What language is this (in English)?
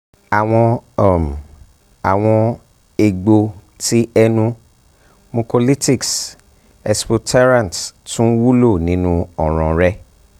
Yoruba